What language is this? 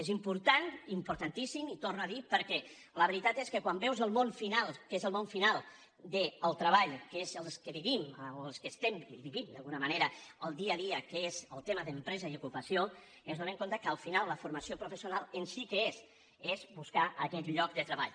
Catalan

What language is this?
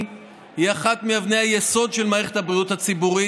Hebrew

